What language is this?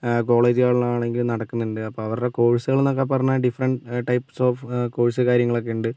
Malayalam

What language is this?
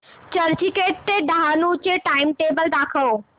Marathi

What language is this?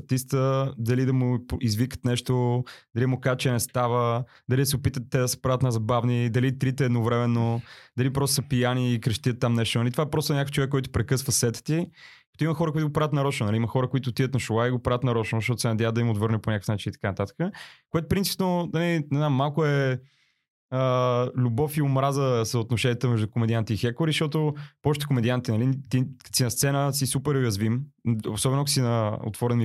Bulgarian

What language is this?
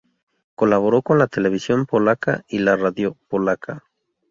Spanish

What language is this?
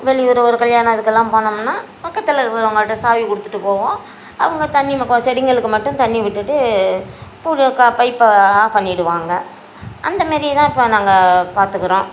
Tamil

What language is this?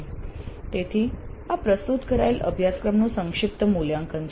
Gujarati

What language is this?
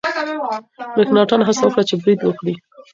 Pashto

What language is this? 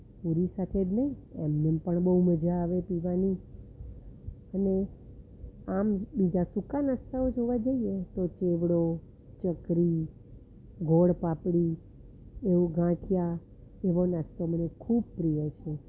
Gujarati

